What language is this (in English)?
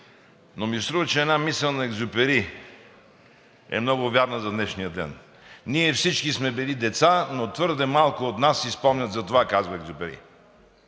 Bulgarian